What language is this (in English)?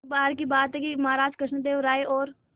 Hindi